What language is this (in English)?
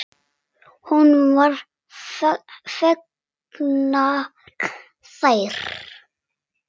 Icelandic